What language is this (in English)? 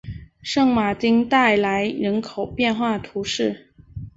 Chinese